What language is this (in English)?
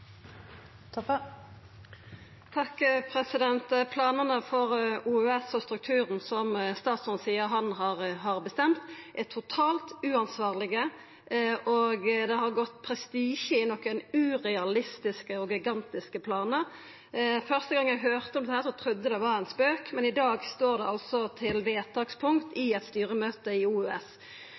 Norwegian Nynorsk